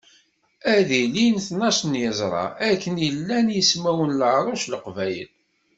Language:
Kabyle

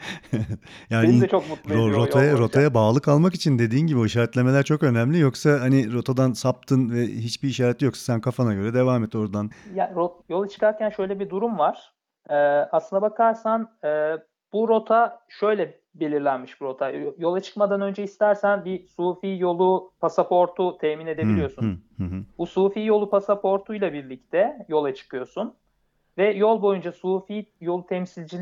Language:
Turkish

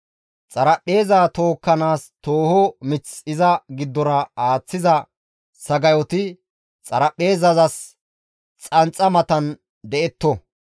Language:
Gamo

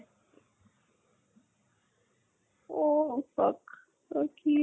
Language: Assamese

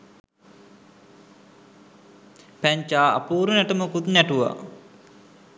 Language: Sinhala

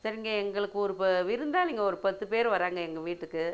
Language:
Tamil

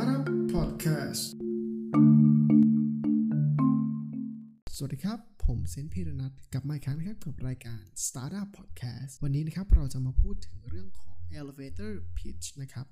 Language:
Thai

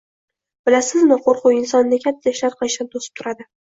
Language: Uzbek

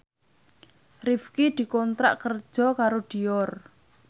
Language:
Javanese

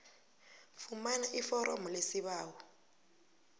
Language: South Ndebele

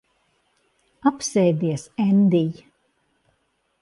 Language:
Latvian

